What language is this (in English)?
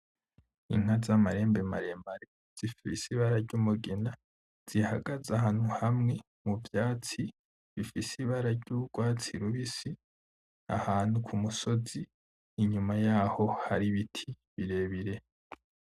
Rundi